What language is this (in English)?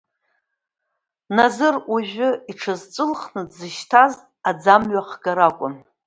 Abkhazian